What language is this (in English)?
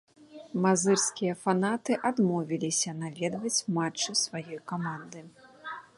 Belarusian